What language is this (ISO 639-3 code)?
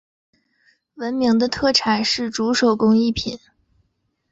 zho